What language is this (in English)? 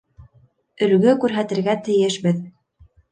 Bashkir